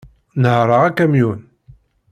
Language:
Kabyle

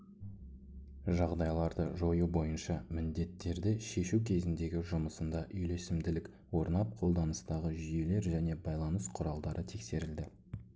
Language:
Kazakh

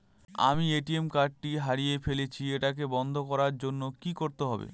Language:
Bangla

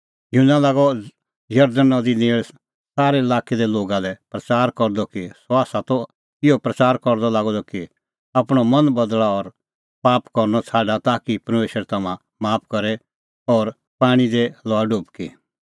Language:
Kullu Pahari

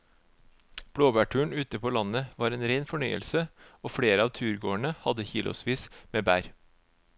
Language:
Norwegian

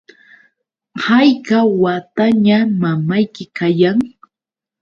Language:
Yauyos Quechua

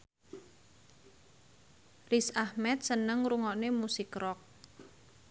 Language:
Javanese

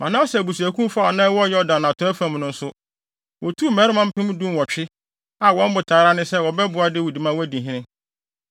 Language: Akan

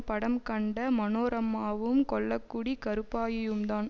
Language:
Tamil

